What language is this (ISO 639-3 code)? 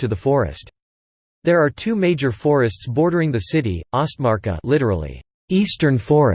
eng